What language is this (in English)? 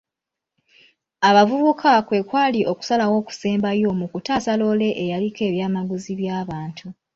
Ganda